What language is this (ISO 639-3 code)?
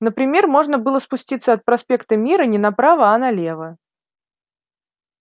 rus